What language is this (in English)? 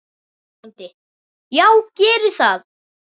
Icelandic